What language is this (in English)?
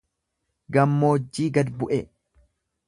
Oromo